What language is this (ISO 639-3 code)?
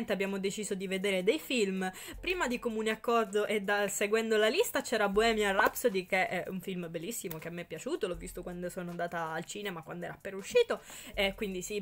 ita